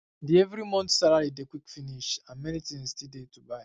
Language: Nigerian Pidgin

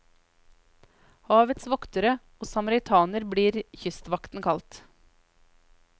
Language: Norwegian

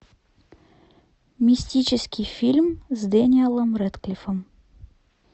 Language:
Russian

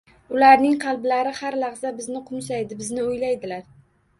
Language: Uzbek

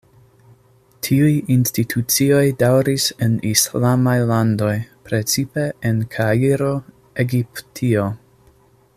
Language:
Esperanto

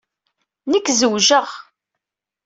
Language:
Kabyle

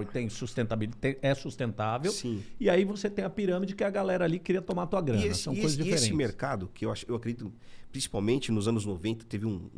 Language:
Portuguese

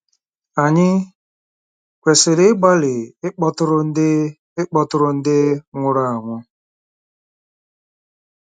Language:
Igbo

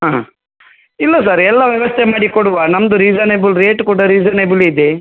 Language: Kannada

